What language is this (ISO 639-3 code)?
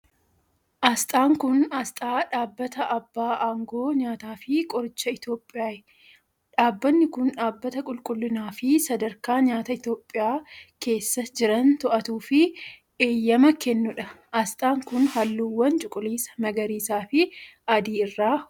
orm